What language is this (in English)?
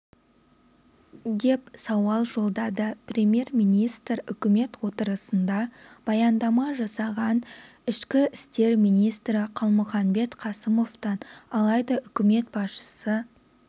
Kazakh